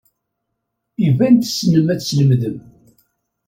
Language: Kabyle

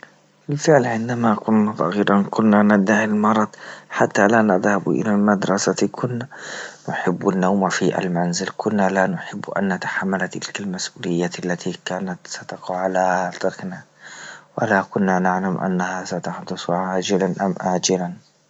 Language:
Libyan Arabic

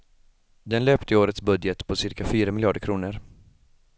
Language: Swedish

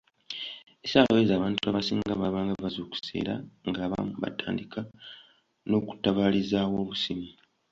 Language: Ganda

